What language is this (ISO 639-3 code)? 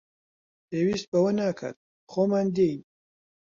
ckb